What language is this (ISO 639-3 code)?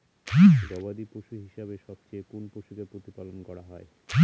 ben